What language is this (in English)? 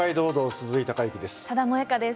Japanese